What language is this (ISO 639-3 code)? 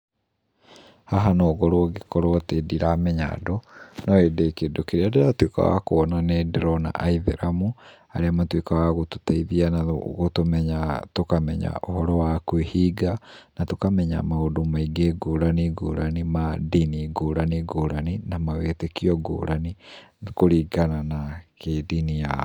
kik